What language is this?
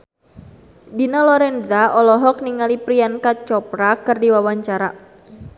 Sundanese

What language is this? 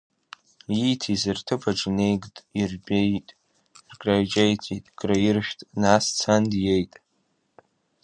Abkhazian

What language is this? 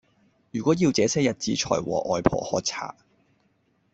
Cantonese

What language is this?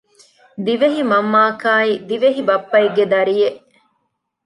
Divehi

